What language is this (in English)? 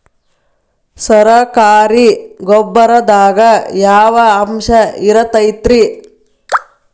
Kannada